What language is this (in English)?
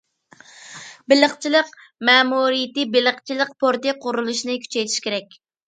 Uyghur